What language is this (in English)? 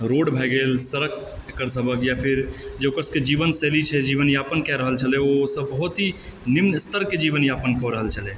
Maithili